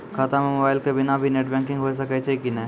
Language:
Maithili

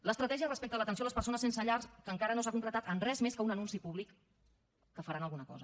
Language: Catalan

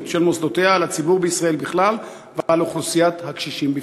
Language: Hebrew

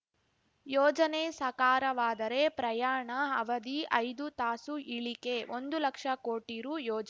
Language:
Kannada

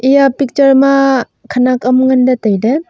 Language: Wancho Naga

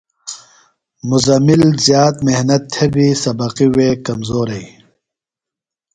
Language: Phalura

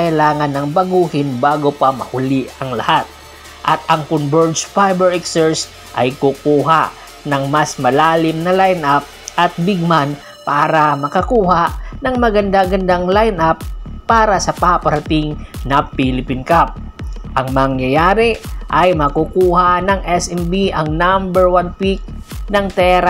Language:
Filipino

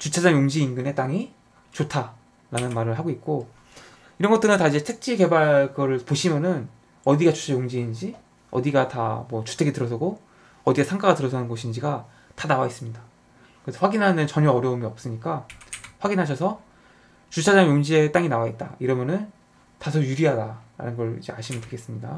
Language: Korean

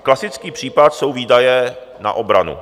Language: Czech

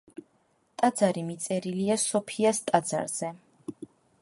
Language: Georgian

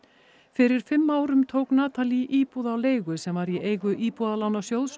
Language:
Icelandic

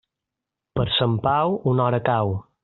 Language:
Catalan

